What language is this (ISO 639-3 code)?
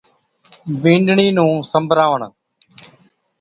odk